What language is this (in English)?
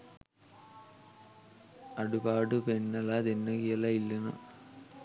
Sinhala